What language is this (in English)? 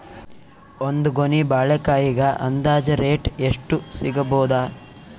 Kannada